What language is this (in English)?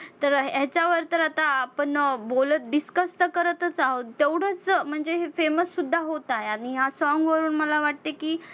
Marathi